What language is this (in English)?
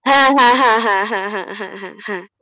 Bangla